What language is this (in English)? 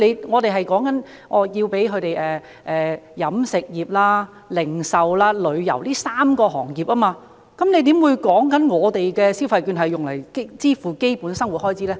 Cantonese